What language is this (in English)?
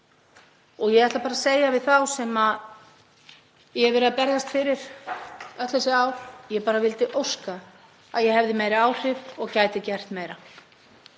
Icelandic